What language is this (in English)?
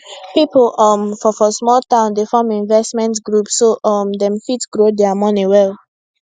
Nigerian Pidgin